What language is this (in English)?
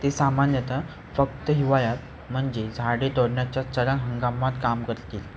Marathi